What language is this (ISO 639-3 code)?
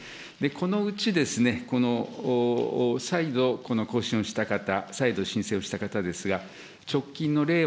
jpn